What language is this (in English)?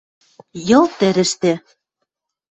Western Mari